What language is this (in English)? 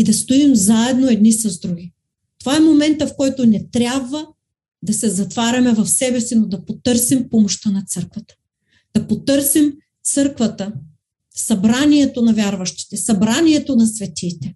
Bulgarian